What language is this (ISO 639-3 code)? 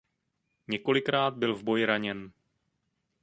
ces